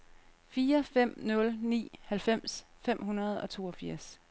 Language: Danish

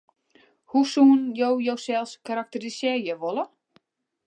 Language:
Western Frisian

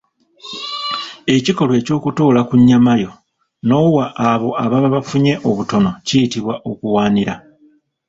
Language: Ganda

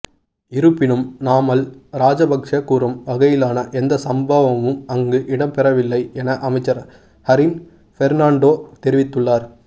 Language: Tamil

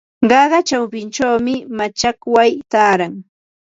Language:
Ambo-Pasco Quechua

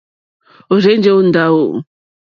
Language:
Mokpwe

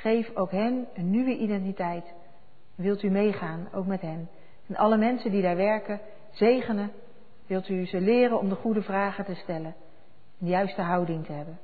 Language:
Dutch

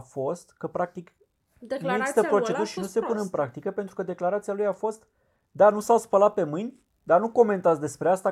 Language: Romanian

